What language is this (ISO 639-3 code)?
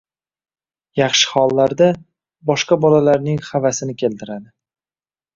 uzb